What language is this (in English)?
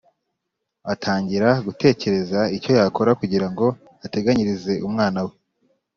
Kinyarwanda